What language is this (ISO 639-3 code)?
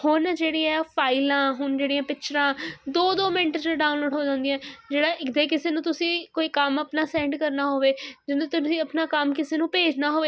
pan